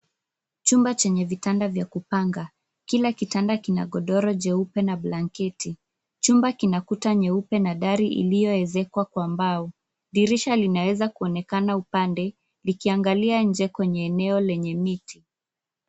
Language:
Swahili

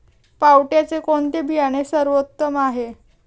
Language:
Marathi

